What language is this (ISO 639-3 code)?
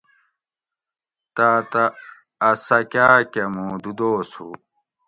gwc